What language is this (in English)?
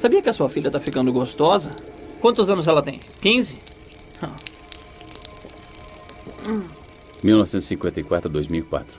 Portuguese